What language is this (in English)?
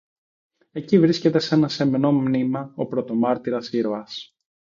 Greek